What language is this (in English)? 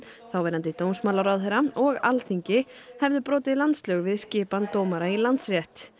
Icelandic